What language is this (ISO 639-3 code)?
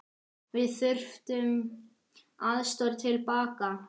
isl